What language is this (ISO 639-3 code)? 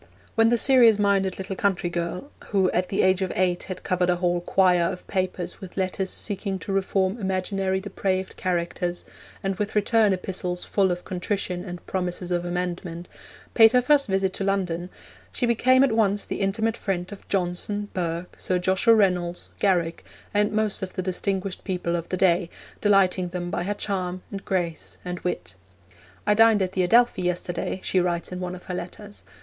eng